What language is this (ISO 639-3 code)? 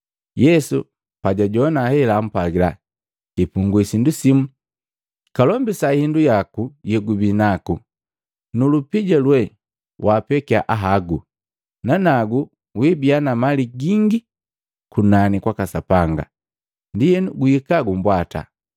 mgv